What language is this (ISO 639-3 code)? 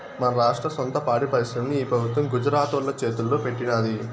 tel